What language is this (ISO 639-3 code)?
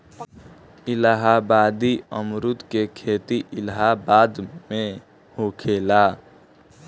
bho